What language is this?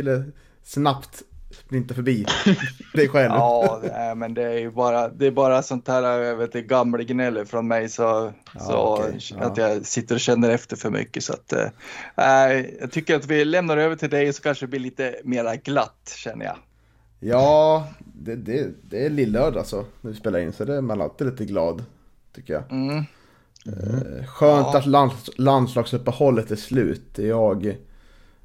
Swedish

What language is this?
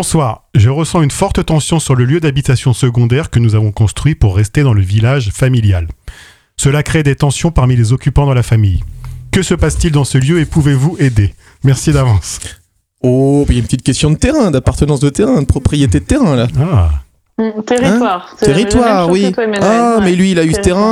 French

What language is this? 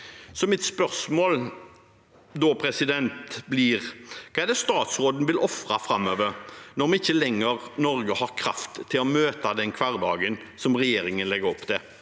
Norwegian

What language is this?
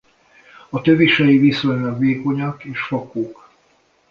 Hungarian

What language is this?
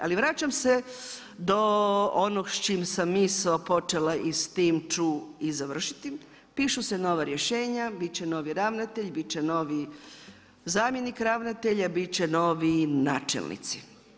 Croatian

